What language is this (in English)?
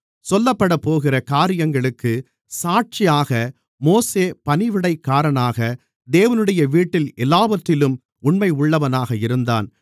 Tamil